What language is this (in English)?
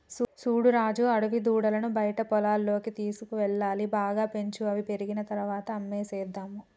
Telugu